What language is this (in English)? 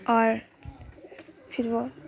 Urdu